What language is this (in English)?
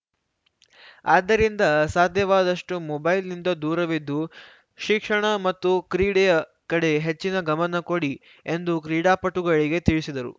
Kannada